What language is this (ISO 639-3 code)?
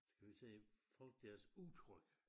dan